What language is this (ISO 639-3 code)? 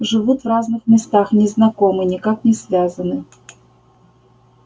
rus